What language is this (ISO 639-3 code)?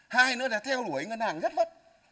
vie